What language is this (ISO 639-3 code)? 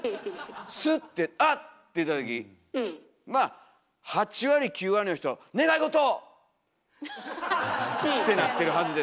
jpn